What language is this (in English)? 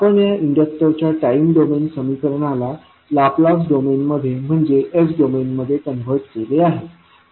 Marathi